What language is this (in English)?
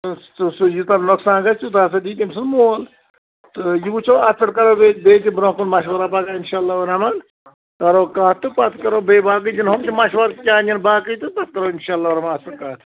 Kashmiri